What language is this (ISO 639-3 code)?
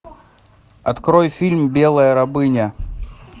rus